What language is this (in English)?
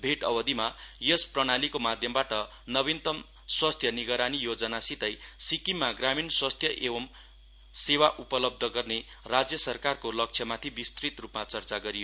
Nepali